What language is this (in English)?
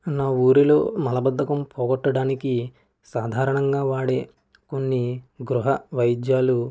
Telugu